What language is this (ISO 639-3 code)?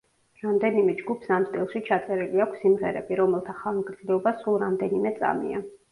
kat